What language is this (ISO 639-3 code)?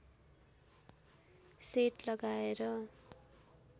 nep